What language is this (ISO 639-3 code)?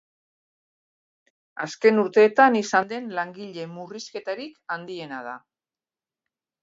eus